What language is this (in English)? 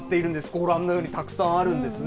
Japanese